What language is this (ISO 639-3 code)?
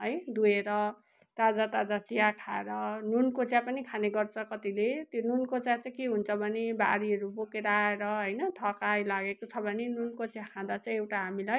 nep